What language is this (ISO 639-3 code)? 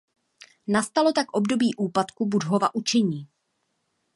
ces